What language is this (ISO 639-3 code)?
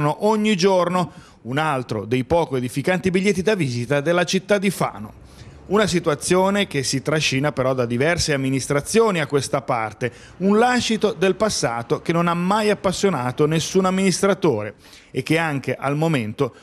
ita